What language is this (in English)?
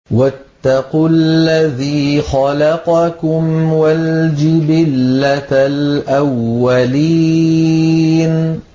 Arabic